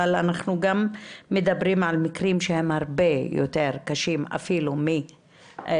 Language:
Hebrew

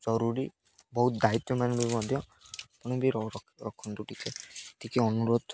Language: Odia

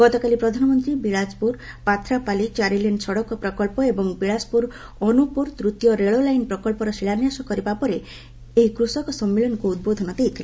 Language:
Odia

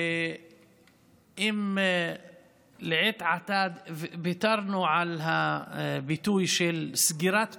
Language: Hebrew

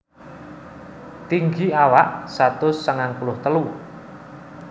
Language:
Javanese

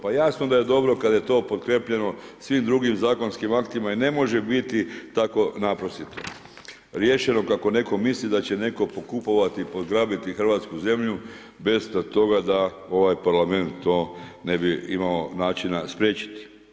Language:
Croatian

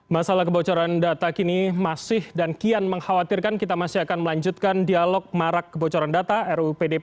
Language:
Indonesian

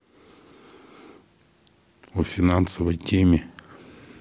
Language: Russian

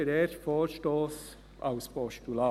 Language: Swiss German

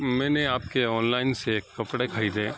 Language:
Urdu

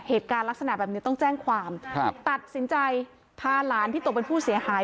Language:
Thai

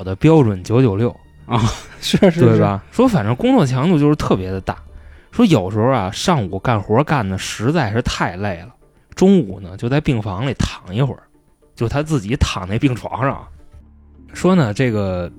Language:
Chinese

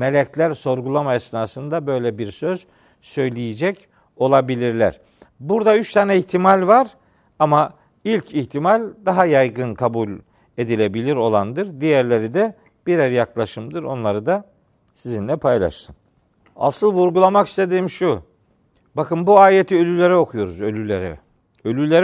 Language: Turkish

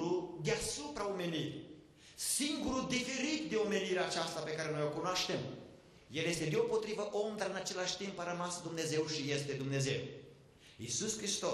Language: Romanian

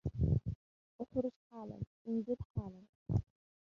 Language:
Arabic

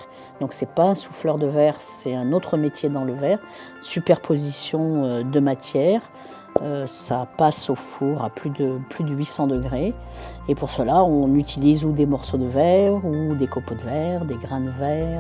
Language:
French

